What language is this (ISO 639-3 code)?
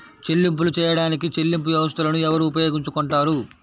tel